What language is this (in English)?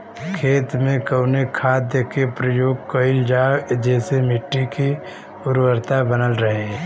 Bhojpuri